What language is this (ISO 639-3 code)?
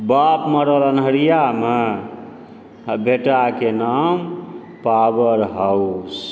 mai